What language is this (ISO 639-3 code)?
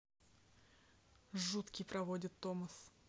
rus